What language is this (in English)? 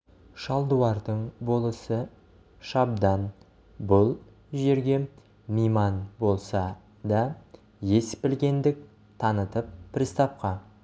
Kazakh